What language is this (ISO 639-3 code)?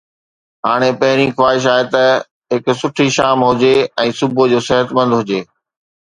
snd